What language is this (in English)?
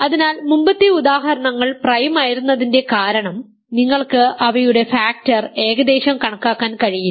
Malayalam